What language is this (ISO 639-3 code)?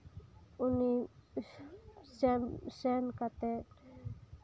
sat